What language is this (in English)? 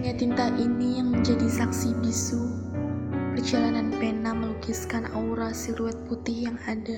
Malay